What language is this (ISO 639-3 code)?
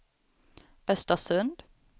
swe